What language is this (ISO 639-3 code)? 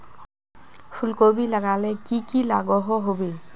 mag